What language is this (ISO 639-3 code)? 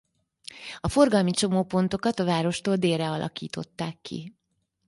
hun